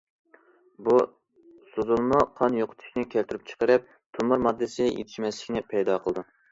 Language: Uyghur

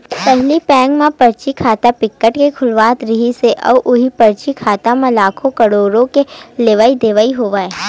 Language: Chhattisgarhi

